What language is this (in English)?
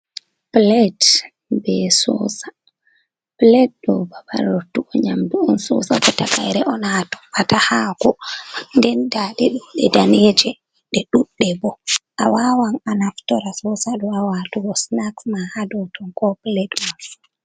Fula